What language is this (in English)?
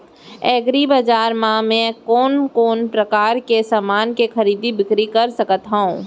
Chhattisgarhi